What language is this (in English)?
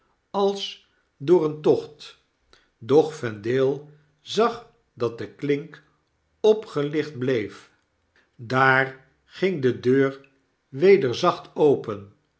Dutch